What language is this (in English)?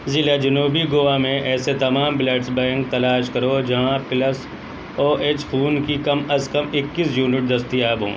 Urdu